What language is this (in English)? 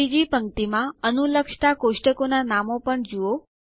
Gujarati